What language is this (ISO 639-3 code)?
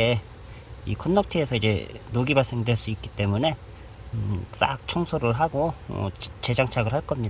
kor